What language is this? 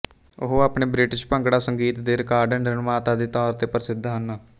Punjabi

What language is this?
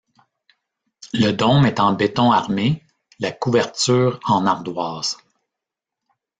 French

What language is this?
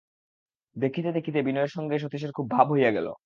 Bangla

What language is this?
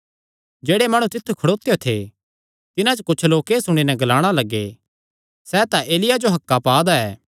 Kangri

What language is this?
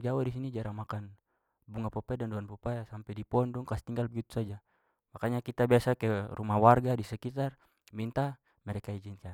Papuan Malay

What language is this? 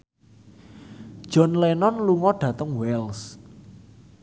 Javanese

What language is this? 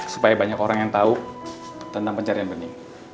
Indonesian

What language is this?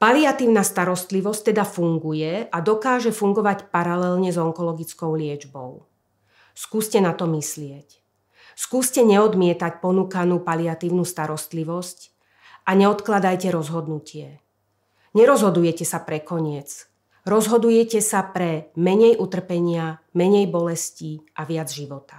Slovak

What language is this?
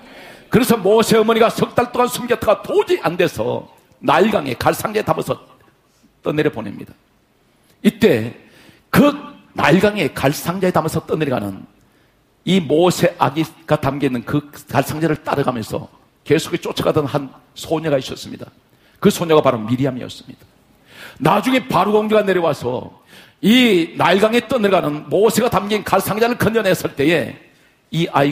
Korean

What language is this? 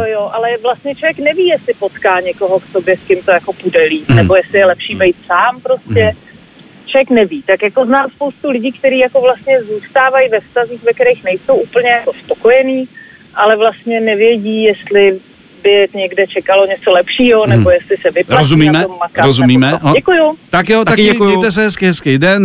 Czech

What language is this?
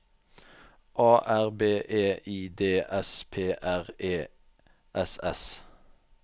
Norwegian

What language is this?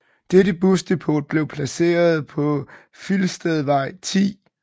Danish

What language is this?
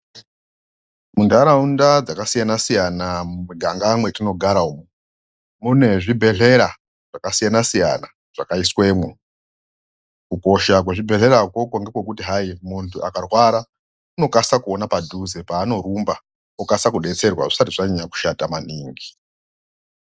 Ndau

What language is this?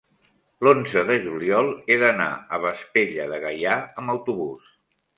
Catalan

